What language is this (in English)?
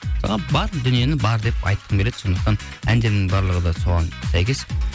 Kazakh